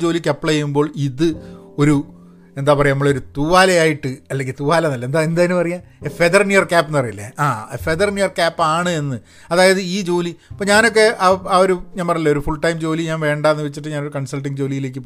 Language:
Malayalam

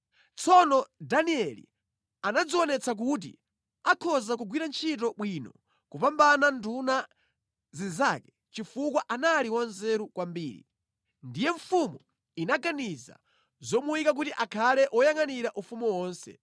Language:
Nyanja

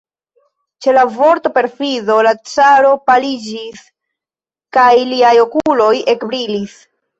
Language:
Esperanto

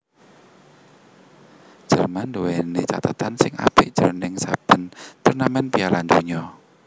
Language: Javanese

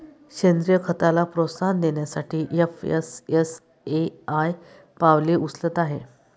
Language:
Marathi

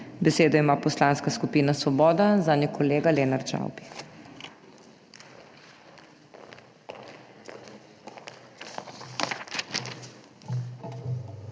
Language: Slovenian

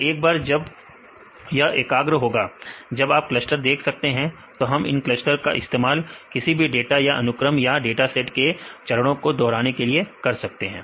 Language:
Hindi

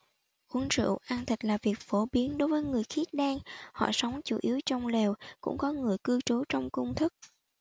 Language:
Vietnamese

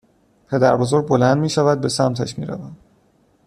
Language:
Persian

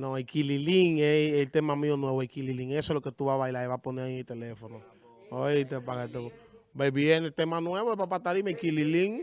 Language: Spanish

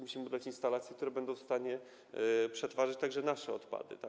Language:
Polish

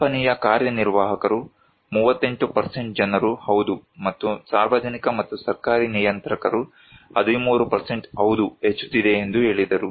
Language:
Kannada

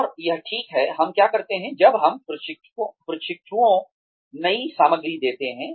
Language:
Hindi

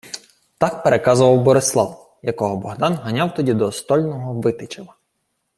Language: Ukrainian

